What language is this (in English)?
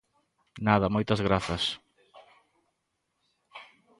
Galician